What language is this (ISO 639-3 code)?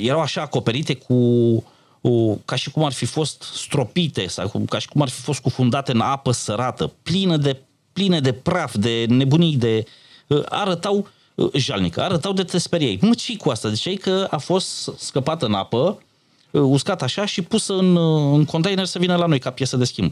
ron